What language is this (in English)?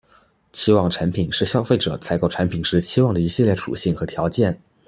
Chinese